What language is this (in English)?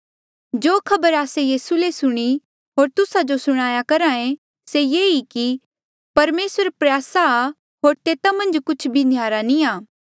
Mandeali